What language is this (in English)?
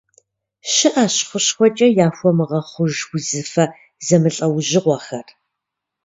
Kabardian